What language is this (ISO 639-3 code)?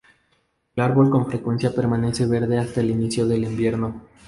spa